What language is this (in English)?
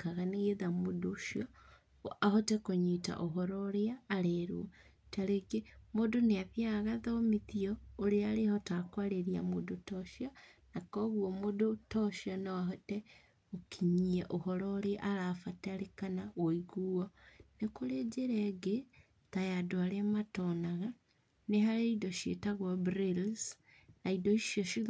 Kikuyu